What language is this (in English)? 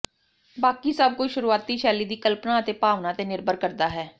Punjabi